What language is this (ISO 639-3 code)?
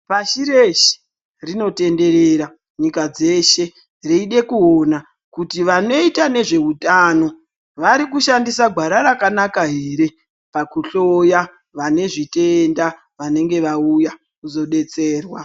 ndc